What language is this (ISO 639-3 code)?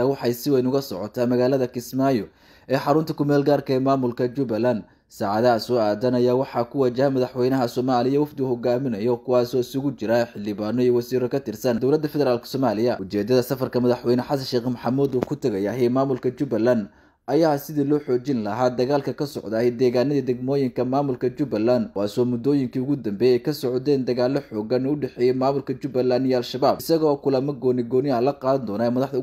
ara